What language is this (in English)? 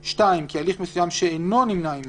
Hebrew